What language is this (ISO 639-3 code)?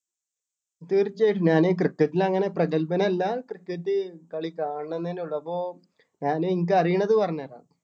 mal